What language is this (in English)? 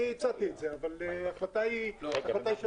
Hebrew